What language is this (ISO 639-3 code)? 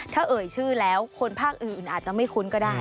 tha